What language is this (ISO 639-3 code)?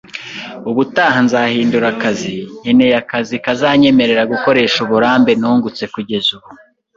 kin